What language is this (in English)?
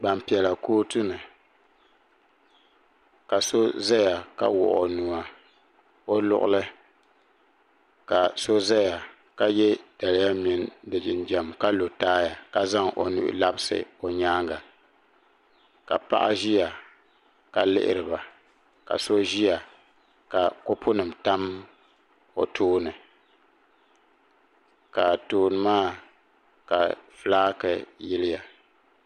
Dagbani